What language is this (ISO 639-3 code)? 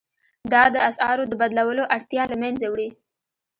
pus